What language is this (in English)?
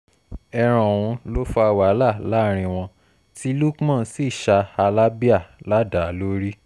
Yoruba